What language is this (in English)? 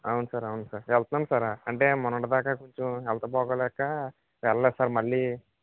Telugu